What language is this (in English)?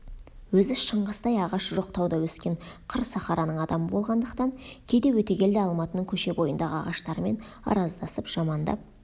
Kazakh